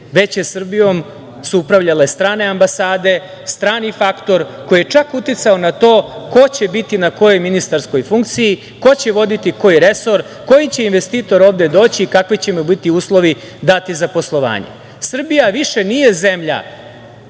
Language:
Serbian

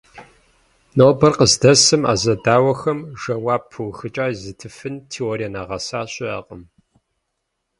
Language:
Kabardian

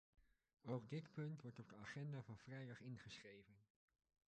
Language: Dutch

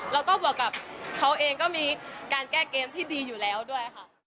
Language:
Thai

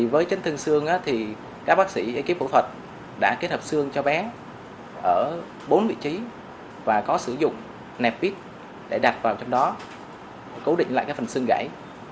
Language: Vietnamese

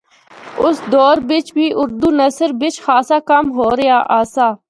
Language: Northern Hindko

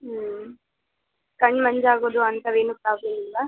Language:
Kannada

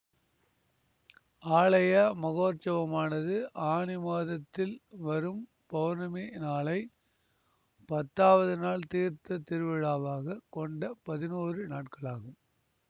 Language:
Tamil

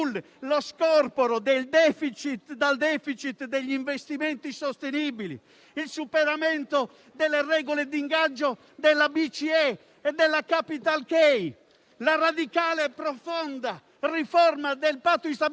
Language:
Italian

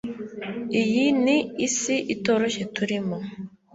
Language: Kinyarwanda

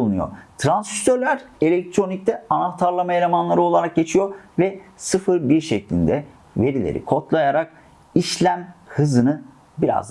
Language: Turkish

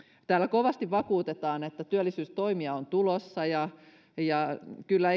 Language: Finnish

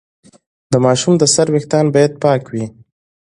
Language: Pashto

